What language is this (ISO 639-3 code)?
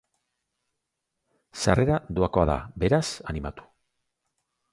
eus